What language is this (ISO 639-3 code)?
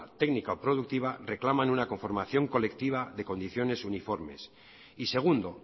spa